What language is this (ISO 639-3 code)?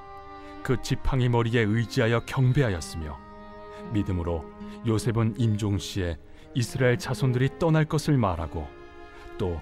kor